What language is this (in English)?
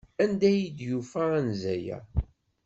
Kabyle